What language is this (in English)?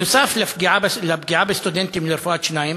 Hebrew